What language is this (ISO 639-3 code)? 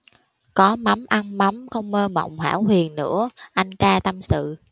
vie